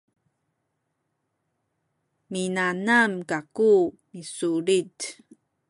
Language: Sakizaya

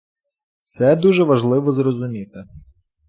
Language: Ukrainian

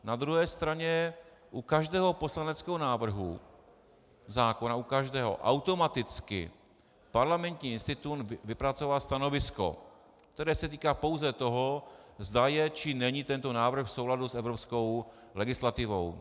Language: Czech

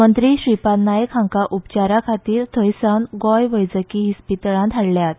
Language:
Konkani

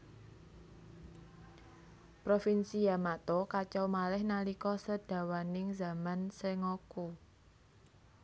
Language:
Javanese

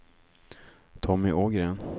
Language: Swedish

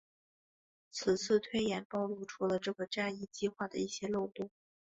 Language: Chinese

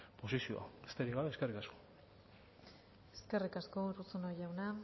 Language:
Basque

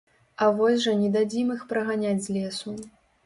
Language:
Belarusian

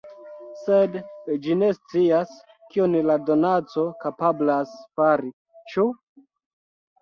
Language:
Esperanto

